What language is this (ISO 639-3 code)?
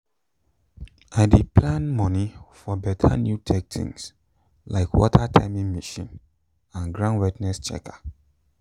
pcm